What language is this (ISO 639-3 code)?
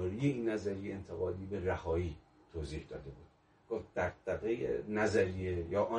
fas